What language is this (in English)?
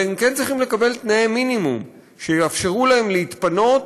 Hebrew